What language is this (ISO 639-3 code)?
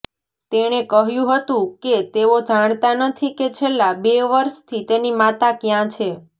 guj